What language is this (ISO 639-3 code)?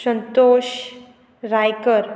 kok